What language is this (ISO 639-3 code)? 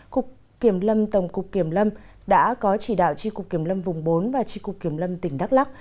vie